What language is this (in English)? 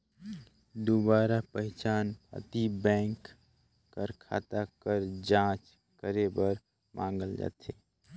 Chhattisgarhi